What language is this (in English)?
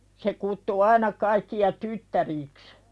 Finnish